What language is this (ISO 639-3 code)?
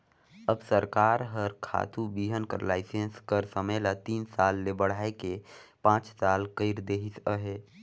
hne